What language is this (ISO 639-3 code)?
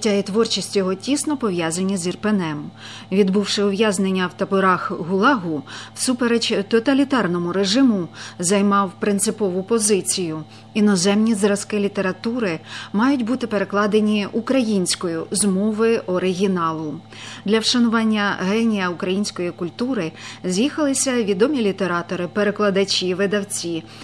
ukr